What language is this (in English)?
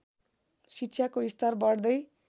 Nepali